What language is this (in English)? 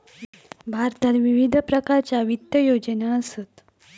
Marathi